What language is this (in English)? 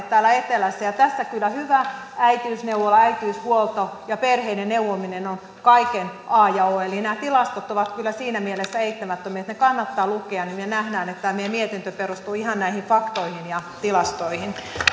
Finnish